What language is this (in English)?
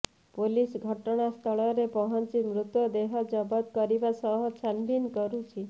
Odia